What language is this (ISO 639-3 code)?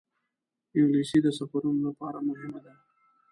pus